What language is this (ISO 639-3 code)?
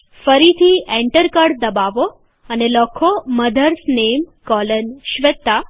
guj